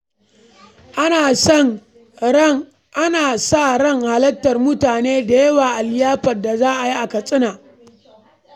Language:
Hausa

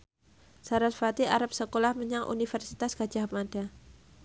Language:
Javanese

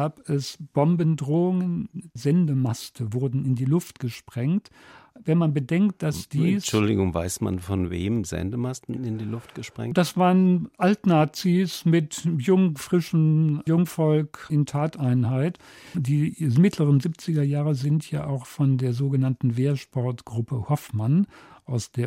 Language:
German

